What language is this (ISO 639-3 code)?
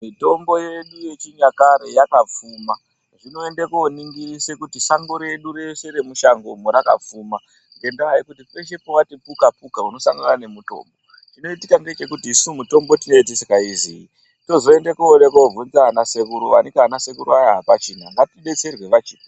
ndc